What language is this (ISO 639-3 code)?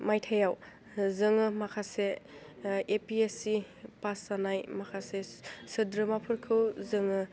brx